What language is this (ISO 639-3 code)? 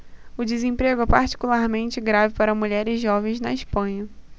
por